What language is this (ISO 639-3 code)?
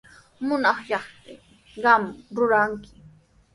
qws